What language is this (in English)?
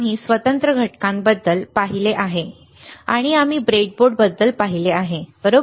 Marathi